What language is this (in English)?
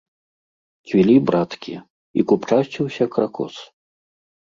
Belarusian